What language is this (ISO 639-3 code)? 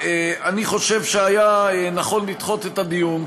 heb